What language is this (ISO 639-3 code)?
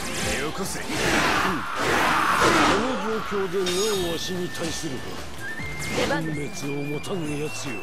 jpn